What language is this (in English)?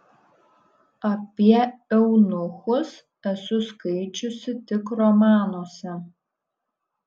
Lithuanian